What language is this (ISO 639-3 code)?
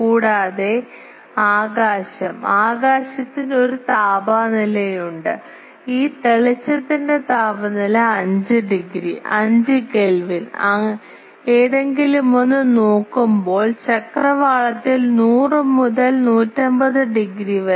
mal